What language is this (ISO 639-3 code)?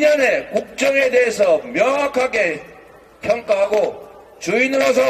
kor